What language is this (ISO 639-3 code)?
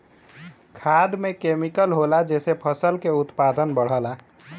bho